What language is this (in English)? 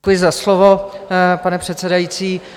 Czech